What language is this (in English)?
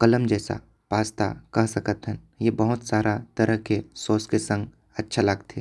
Korwa